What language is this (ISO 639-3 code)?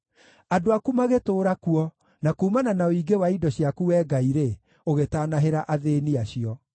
kik